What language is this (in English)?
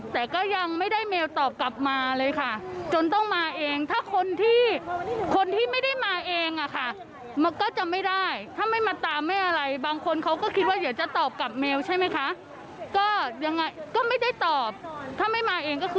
Thai